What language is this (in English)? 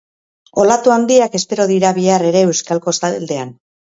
Basque